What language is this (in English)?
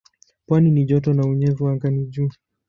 Swahili